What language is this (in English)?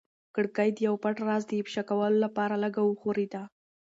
Pashto